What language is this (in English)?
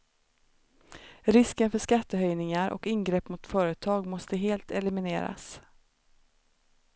Swedish